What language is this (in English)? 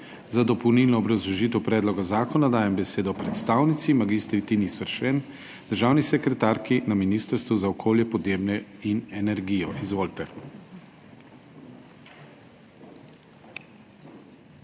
Slovenian